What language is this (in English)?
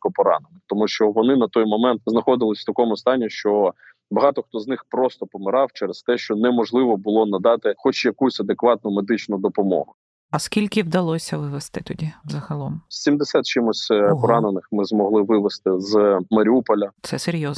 Ukrainian